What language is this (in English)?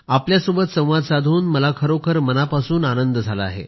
Marathi